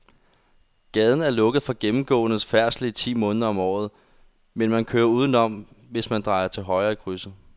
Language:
Danish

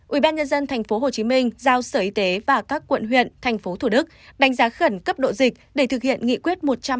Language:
Vietnamese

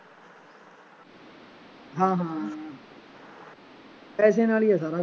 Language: Punjabi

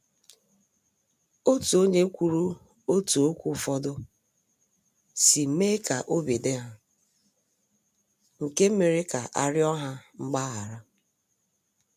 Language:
Igbo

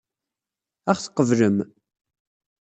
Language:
Kabyle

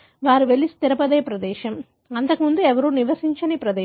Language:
Telugu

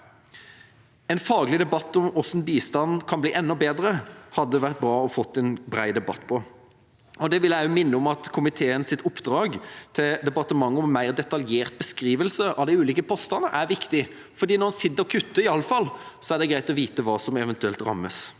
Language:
Norwegian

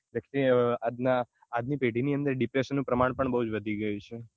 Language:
Gujarati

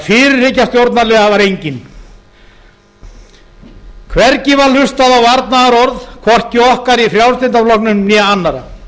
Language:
Icelandic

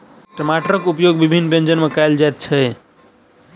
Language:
Maithili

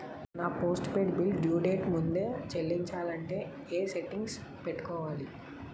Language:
Telugu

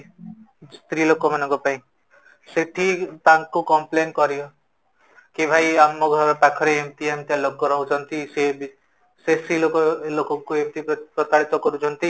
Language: Odia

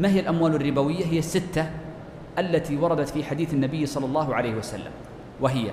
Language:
Arabic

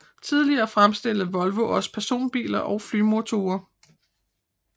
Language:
Danish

